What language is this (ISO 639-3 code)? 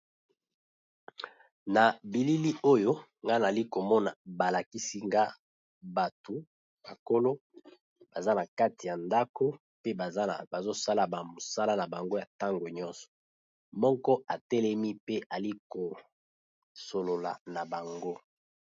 lin